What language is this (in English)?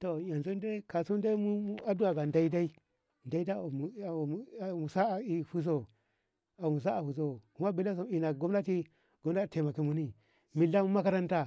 Ngamo